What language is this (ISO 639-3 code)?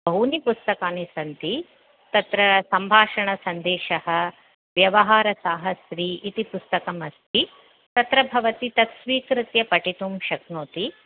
san